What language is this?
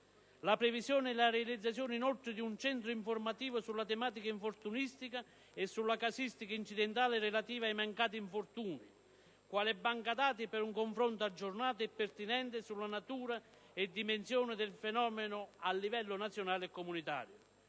Italian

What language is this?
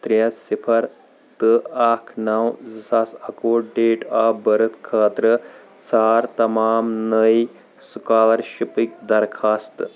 Kashmiri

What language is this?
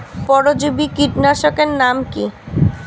Bangla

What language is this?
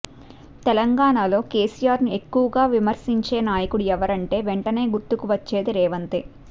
Telugu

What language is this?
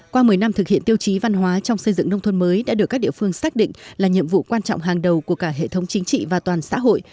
Vietnamese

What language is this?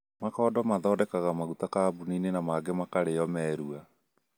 Kikuyu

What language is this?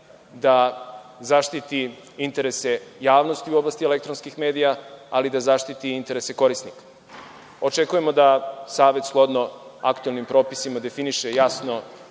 Serbian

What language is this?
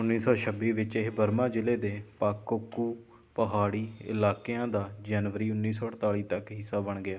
Punjabi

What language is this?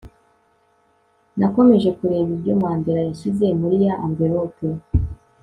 Kinyarwanda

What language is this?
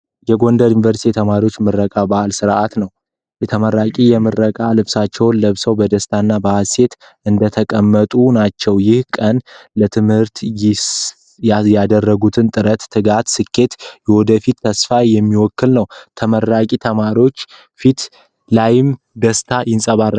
Amharic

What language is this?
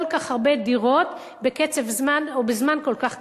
Hebrew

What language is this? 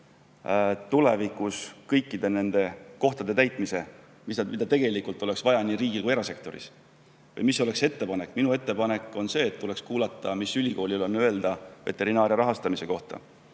Estonian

